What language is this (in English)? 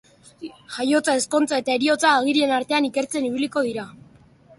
Basque